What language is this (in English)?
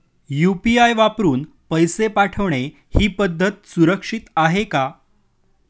Marathi